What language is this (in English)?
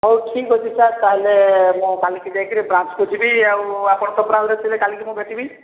Odia